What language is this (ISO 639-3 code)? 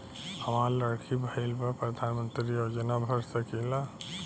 bho